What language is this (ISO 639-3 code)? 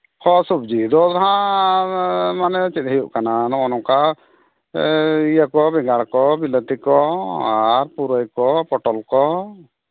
sat